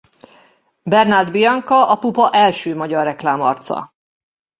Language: Hungarian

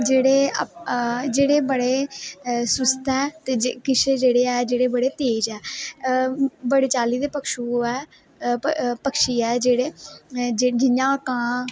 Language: Dogri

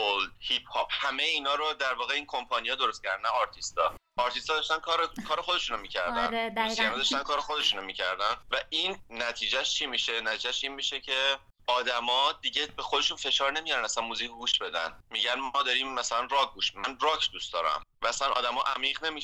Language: Persian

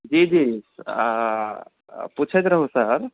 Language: Maithili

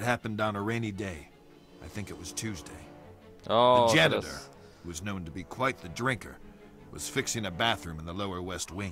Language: Polish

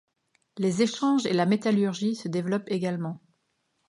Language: French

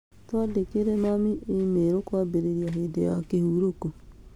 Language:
Kikuyu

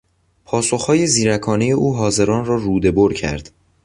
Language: Persian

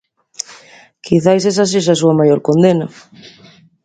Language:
Galician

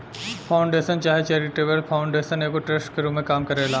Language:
Bhojpuri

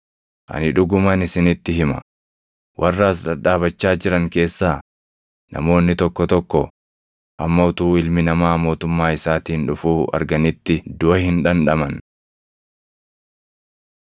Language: Oromo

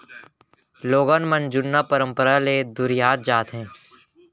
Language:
Chhattisgarhi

